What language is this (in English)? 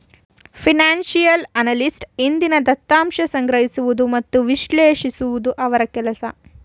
Kannada